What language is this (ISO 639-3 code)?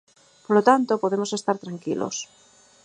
glg